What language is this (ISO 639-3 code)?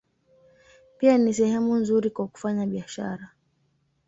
swa